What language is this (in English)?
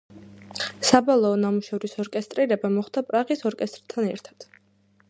Georgian